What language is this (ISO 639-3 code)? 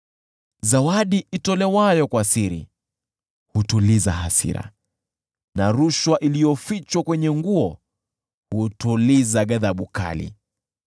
swa